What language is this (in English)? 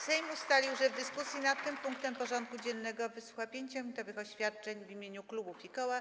Polish